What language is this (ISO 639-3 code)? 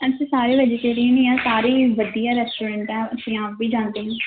pan